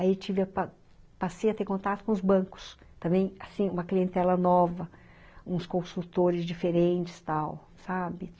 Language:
Portuguese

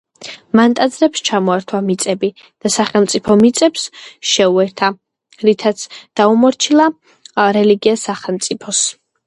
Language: Georgian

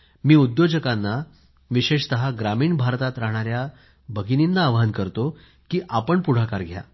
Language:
Marathi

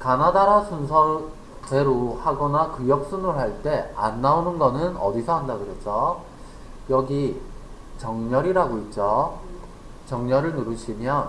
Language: Korean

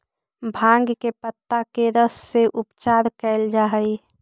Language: Magahi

